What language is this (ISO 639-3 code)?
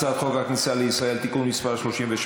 heb